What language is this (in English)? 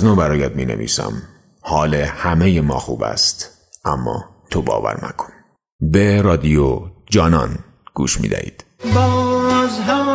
Persian